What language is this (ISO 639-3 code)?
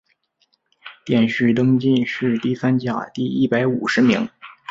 zho